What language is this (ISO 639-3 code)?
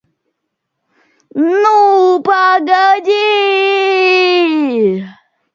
rus